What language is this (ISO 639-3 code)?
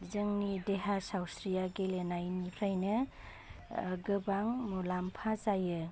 brx